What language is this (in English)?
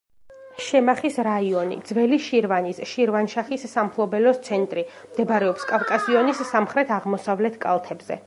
Georgian